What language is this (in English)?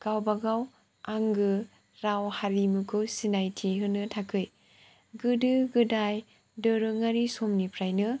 Bodo